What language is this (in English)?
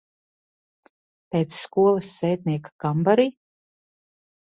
Latvian